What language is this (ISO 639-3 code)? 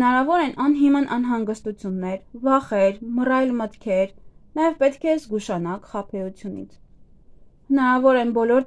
ron